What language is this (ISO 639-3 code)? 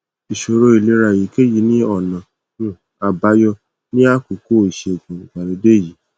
yor